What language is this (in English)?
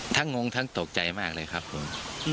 Thai